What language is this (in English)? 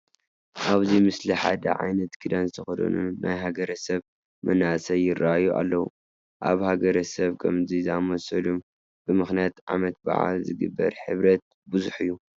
Tigrinya